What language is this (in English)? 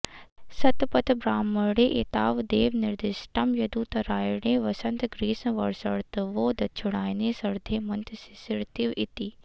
Sanskrit